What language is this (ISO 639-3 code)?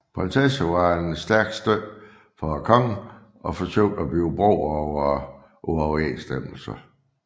dan